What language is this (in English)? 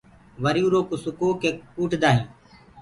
Gurgula